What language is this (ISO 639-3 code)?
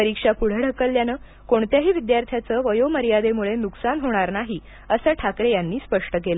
mar